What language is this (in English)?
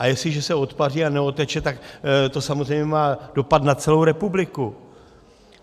Czech